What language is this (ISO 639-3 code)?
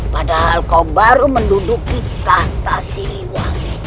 ind